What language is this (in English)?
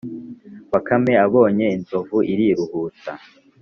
Kinyarwanda